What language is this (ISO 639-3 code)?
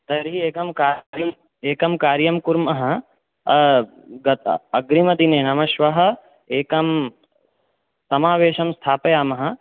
san